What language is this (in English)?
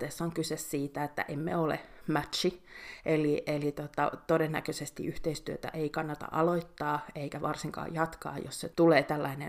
Finnish